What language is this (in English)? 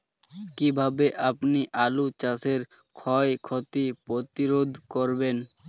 Bangla